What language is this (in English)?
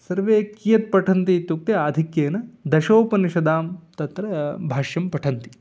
Sanskrit